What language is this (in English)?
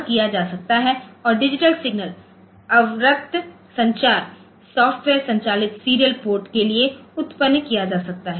Hindi